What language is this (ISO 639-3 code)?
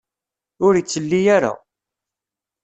kab